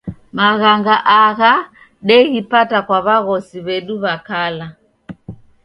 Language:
Taita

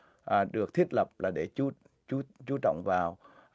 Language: Vietnamese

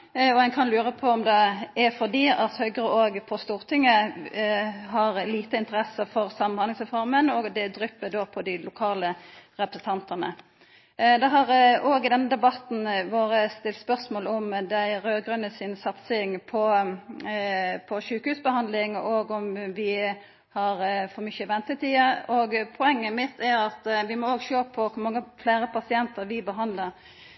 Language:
Norwegian Nynorsk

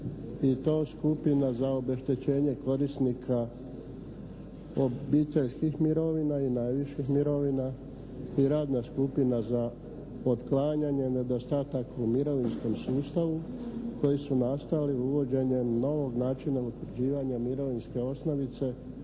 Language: Croatian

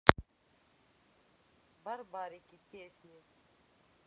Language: Russian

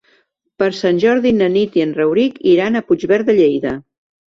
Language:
Catalan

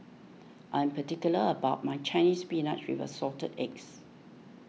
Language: English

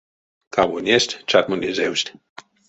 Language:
Erzya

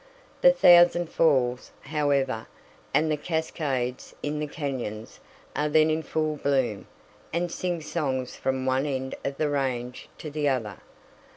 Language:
English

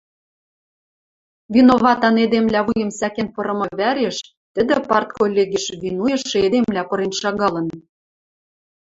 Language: Western Mari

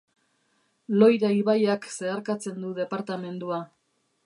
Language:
Basque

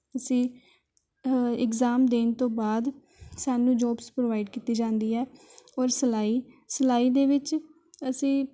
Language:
Punjabi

